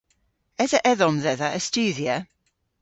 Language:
Cornish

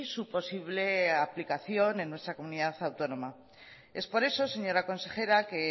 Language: Spanish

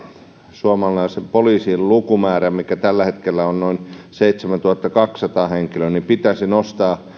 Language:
Finnish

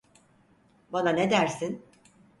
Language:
Turkish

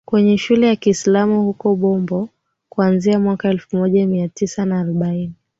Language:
Swahili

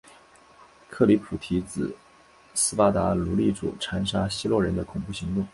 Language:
Chinese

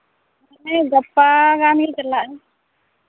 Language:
Santali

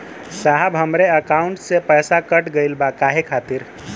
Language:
Bhojpuri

